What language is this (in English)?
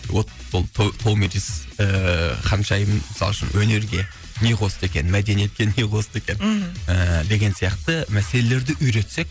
Kazakh